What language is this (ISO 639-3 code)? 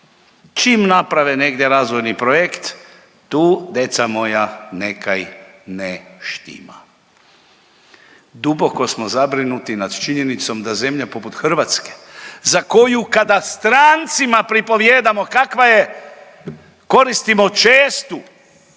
hrv